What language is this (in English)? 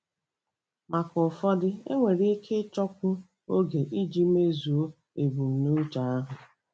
Igbo